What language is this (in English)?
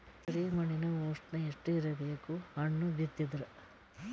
Kannada